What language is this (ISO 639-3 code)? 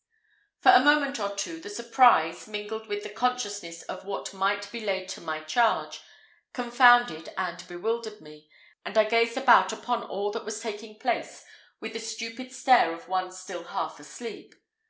eng